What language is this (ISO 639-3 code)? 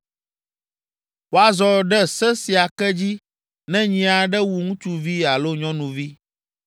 ewe